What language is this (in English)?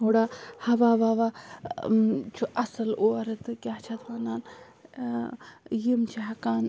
Kashmiri